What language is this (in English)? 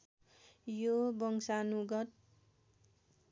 Nepali